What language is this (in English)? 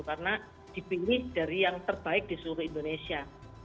Indonesian